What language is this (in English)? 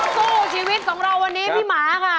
Thai